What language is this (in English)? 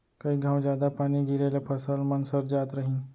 Chhattisgarhi